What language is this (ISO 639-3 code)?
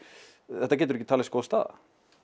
isl